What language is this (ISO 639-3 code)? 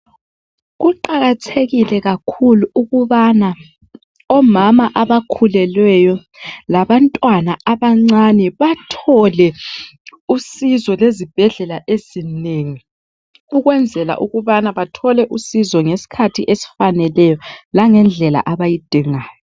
nde